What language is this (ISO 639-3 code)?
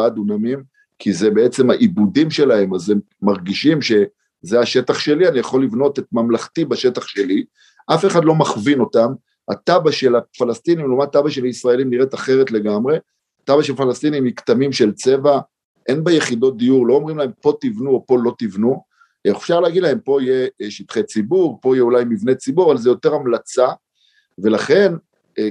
heb